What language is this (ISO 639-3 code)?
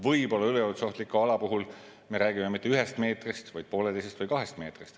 est